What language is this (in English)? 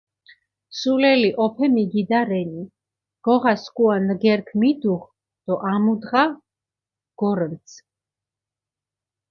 Mingrelian